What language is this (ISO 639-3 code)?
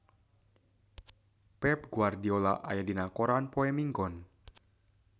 sun